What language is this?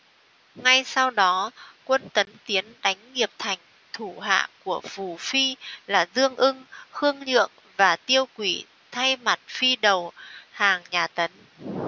Vietnamese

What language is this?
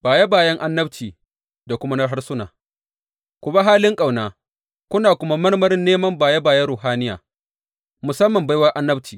Hausa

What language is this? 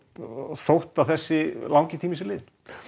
Icelandic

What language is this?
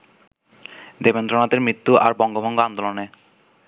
Bangla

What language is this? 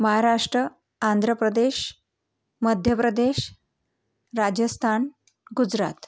Marathi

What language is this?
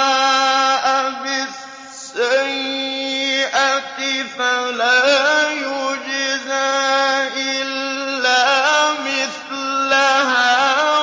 Arabic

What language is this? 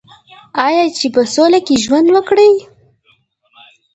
Pashto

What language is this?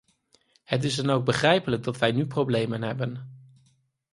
Dutch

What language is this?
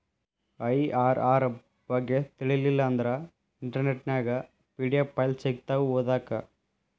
Kannada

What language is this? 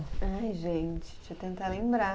Portuguese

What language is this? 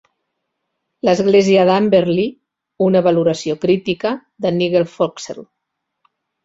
Catalan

